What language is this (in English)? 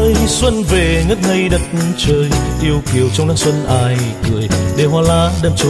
Vietnamese